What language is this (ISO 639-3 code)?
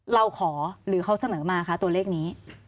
tha